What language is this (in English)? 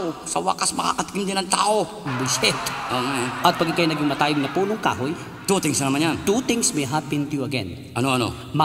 Filipino